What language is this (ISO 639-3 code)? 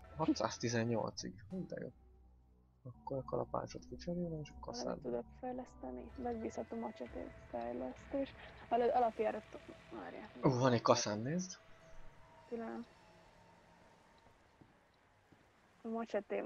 hun